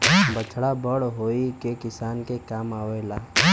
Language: Bhojpuri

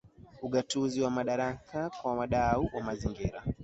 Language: Swahili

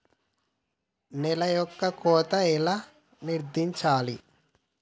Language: Telugu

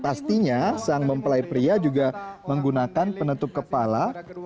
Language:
Indonesian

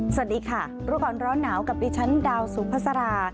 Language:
Thai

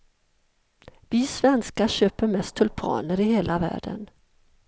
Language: Swedish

